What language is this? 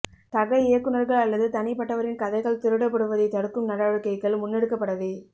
Tamil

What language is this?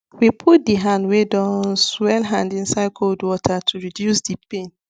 Nigerian Pidgin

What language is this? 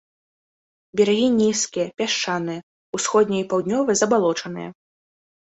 Belarusian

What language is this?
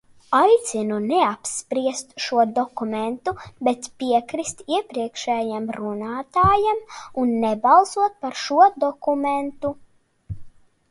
Latvian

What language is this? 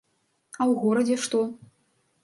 Belarusian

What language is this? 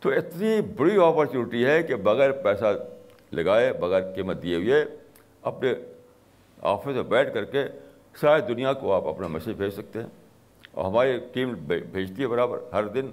Urdu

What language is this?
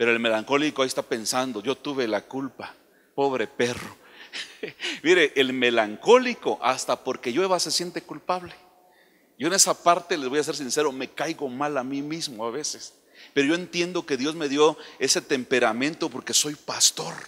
Spanish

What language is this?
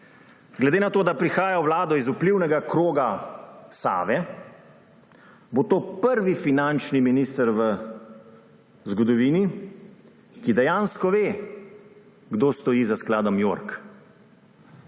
Slovenian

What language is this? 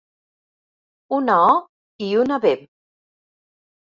Catalan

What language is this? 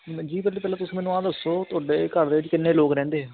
Punjabi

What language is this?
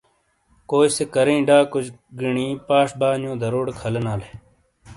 Shina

